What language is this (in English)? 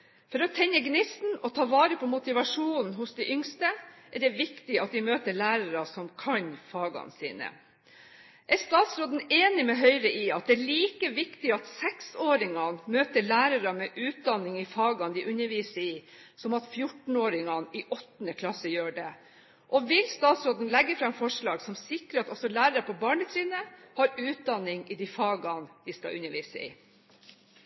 Norwegian Bokmål